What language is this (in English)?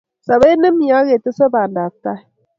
Kalenjin